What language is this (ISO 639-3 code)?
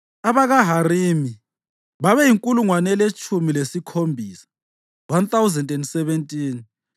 nde